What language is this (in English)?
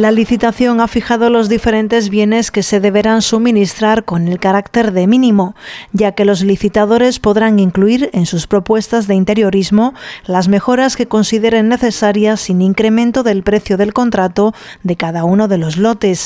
Spanish